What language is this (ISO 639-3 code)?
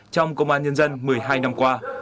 vie